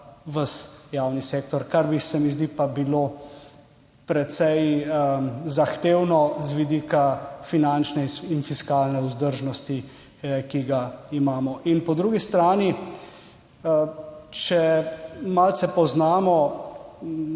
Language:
Slovenian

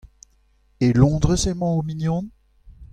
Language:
Breton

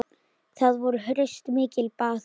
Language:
Icelandic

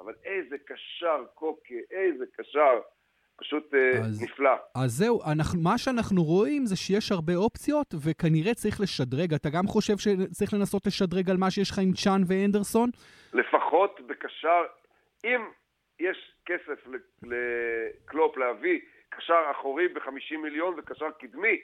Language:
Hebrew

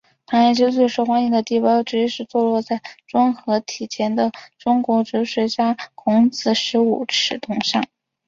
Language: Chinese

